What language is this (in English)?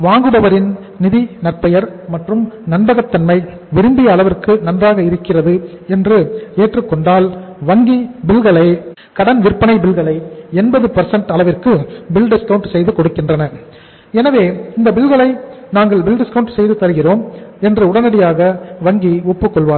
Tamil